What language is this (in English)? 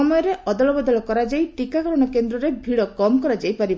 Odia